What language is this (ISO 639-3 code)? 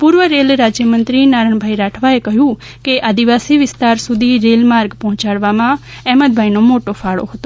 guj